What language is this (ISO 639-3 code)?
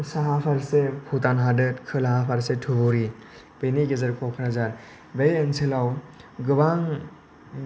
brx